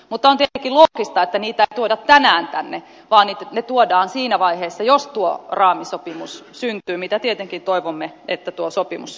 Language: Finnish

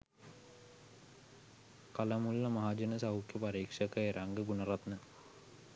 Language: Sinhala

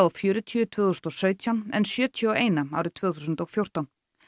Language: Icelandic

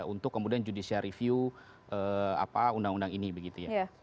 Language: Indonesian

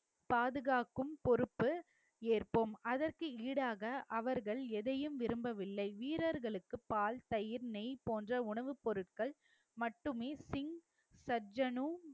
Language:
Tamil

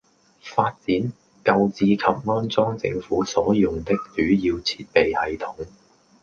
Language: Cantonese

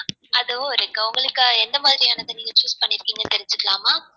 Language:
Tamil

